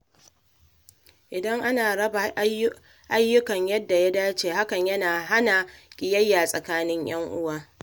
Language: Hausa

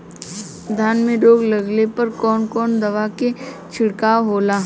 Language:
Bhojpuri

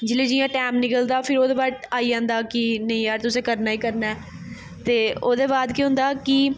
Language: Dogri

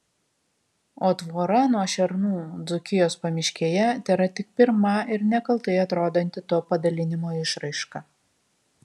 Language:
Lithuanian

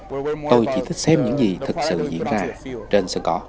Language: Vietnamese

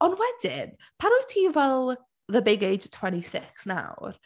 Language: Welsh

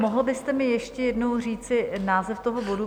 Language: Czech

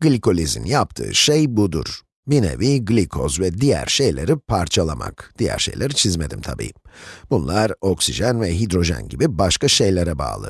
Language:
Turkish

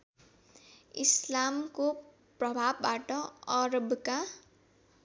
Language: Nepali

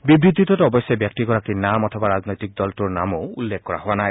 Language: Assamese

